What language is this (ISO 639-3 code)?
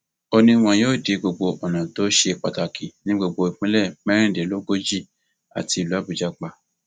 yor